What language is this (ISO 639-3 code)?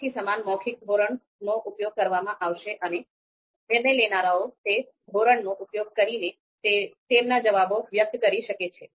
guj